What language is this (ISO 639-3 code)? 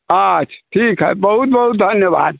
mai